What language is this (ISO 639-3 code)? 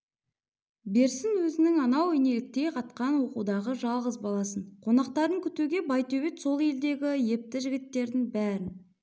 kaz